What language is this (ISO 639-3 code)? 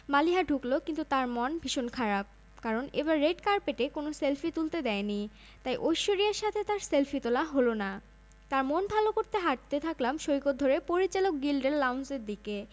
ben